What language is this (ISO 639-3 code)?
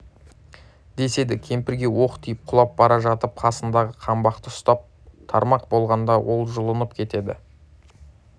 kaz